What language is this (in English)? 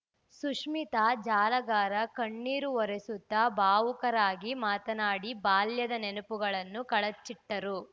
Kannada